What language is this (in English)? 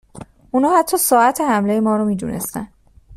Persian